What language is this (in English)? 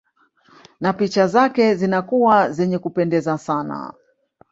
Swahili